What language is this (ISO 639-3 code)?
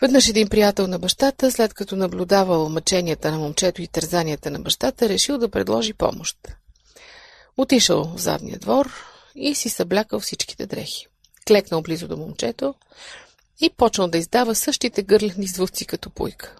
bul